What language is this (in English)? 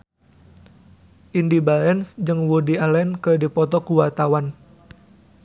Sundanese